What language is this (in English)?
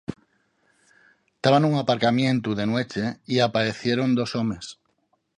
Asturian